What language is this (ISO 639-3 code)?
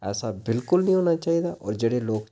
doi